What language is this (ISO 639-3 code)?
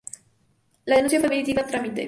spa